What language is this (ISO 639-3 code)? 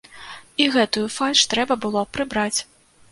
bel